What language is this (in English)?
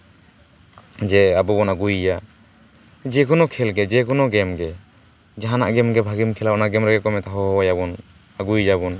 Santali